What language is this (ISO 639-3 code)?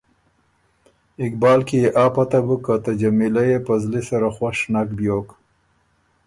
oru